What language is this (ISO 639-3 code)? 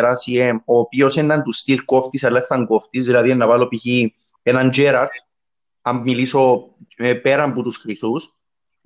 ell